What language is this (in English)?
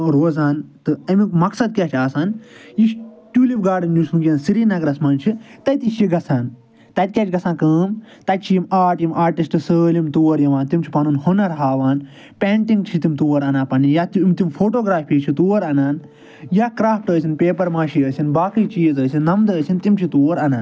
Kashmiri